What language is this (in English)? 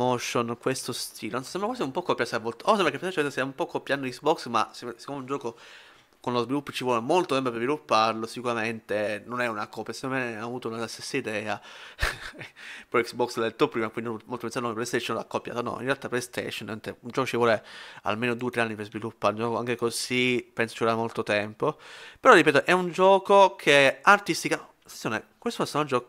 Italian